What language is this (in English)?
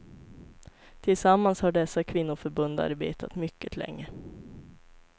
Swedish